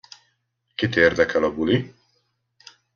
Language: Hungarian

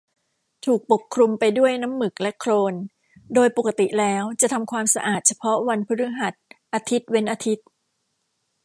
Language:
Thai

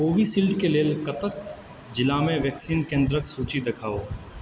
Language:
Maithili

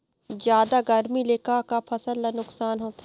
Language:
Chhattisgarhi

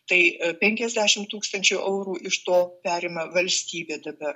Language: Lithuanian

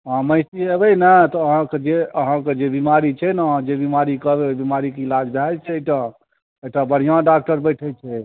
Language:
Maithili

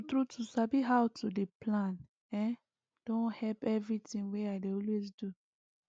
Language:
Nigerian Pidgin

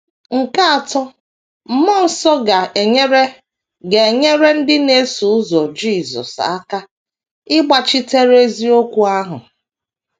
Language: Igbo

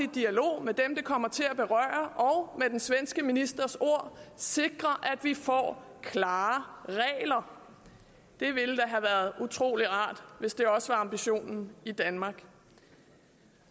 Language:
Danish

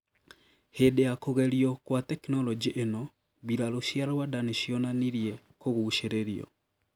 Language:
Kikuyu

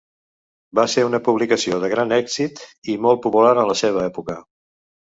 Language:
Catalan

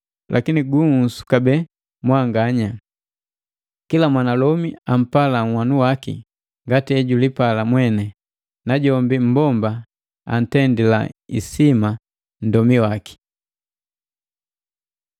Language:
Matengo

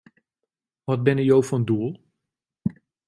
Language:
Western Frisian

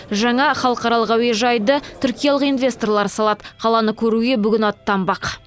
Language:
Kazakh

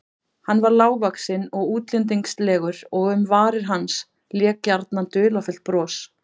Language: Icelandic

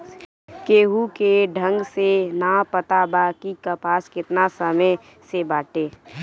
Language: Bhojpuri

